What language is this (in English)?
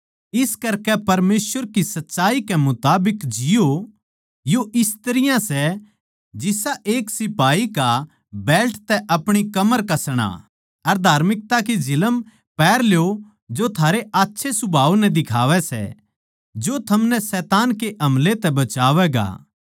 Haryanvi